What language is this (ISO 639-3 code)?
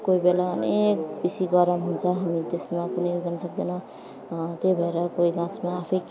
nep